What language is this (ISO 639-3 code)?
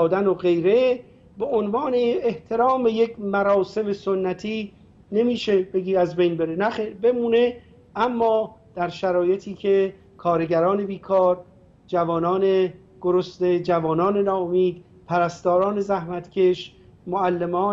fas